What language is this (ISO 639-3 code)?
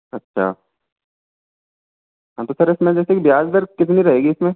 hin